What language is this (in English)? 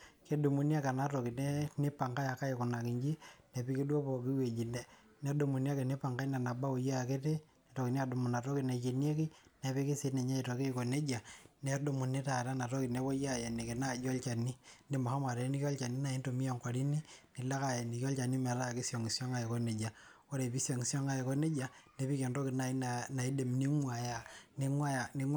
Masai